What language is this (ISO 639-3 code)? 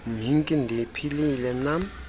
xho